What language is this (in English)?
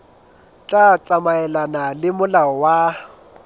Southern Sotho